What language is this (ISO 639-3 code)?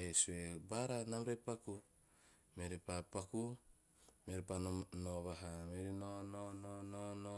tio